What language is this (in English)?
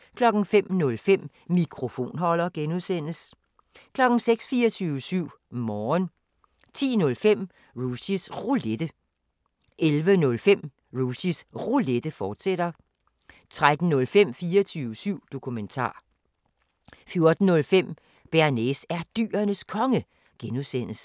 Danish